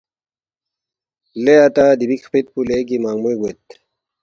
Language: Balti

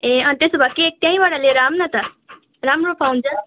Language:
Nepali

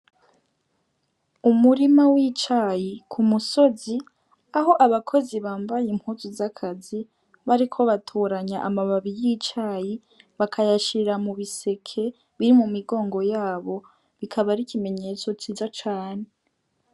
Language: Rundi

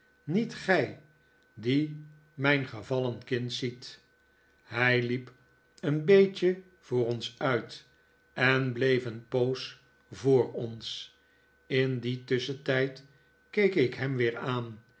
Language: Dutch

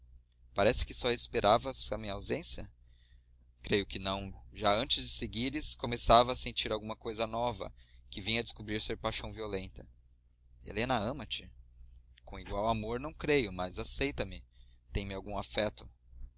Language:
Portuguese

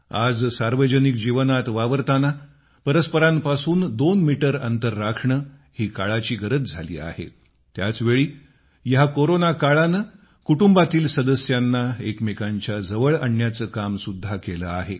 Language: Marathi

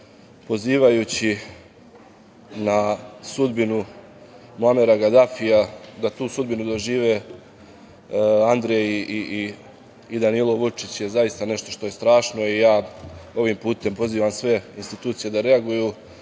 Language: Serbian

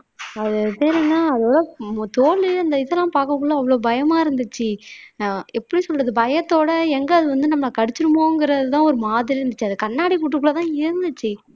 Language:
Tamil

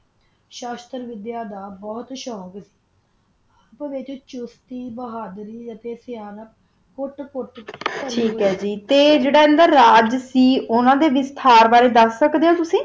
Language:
Punjabi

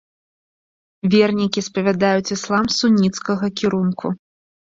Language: Belarusian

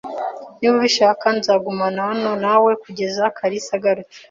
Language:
Kinyarwanda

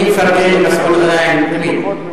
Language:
Hebrew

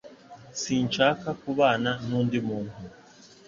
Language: Kinyarwanda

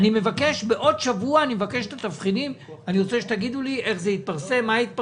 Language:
Hebrew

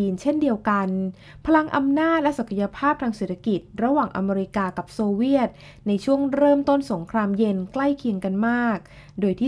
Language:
Thai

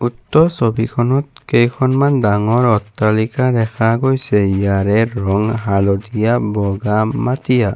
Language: Assamese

